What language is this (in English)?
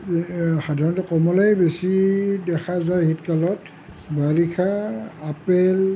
Assamese